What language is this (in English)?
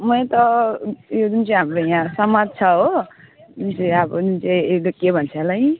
Nepali